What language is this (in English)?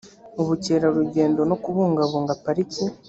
Kinyarwanda